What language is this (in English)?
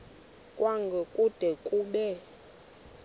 Xhosa